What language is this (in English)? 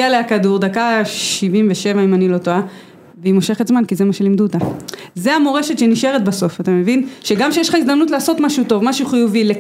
Hebrew